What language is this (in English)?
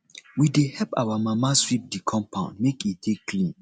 Nigerian Pidgin